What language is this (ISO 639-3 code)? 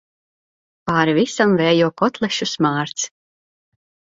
lav